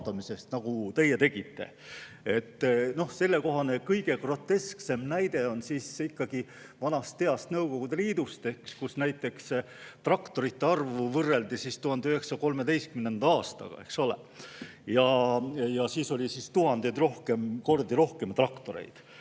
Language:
Estonian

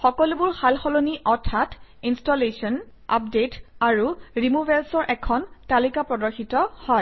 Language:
Assamese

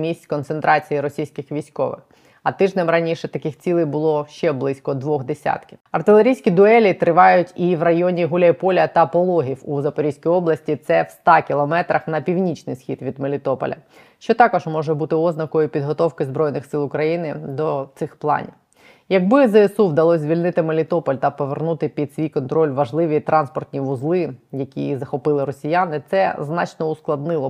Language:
Ukrainian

